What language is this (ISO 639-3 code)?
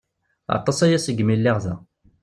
kab